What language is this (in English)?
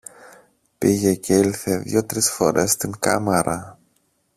Greek